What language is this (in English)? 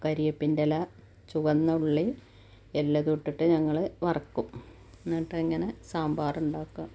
Malayalam